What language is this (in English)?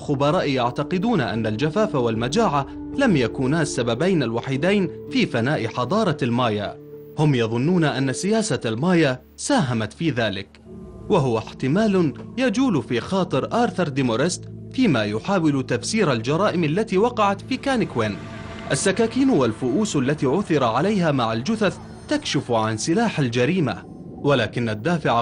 Arabic